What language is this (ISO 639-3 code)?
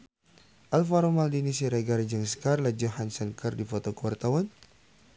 sun